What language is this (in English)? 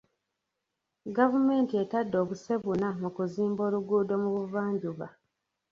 Ganda